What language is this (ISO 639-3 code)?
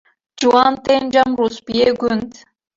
kur